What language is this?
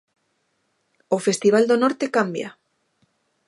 Galician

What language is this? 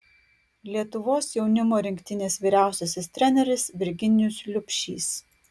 Lithuanian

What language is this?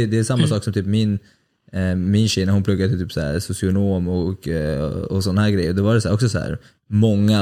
Swedish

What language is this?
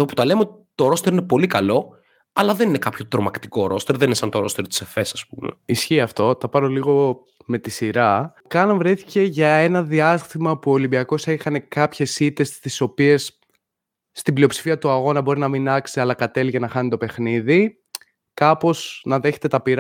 Greek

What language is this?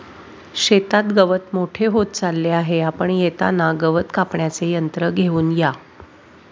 Marathi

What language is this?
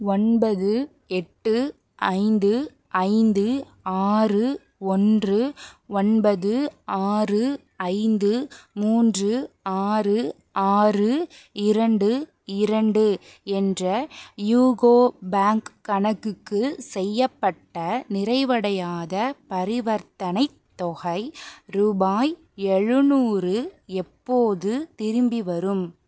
Tamil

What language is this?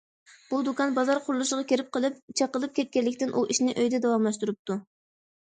Uyghur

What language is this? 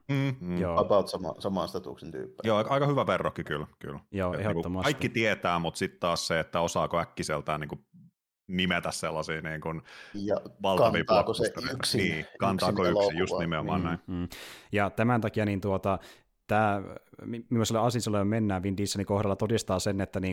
Finnish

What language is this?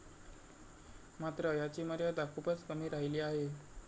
Marathi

